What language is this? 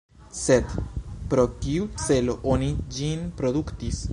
Esperanto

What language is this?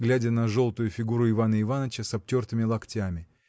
Russian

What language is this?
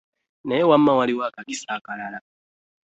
Ganda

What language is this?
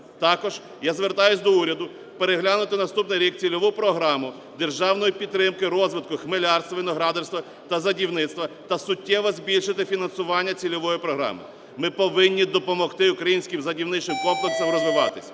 Ukrainian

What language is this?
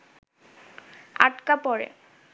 Bangla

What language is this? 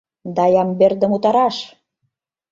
Mari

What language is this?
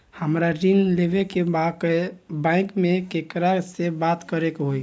Bhojpuri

